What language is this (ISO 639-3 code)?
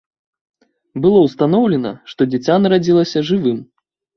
bel